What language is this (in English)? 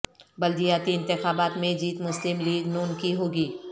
Urdu